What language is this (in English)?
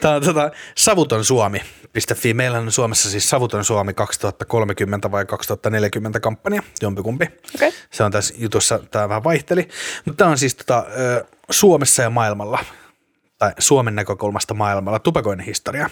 Finnish